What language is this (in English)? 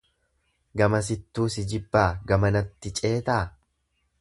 Oromo